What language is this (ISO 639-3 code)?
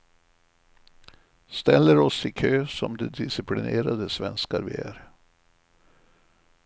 swe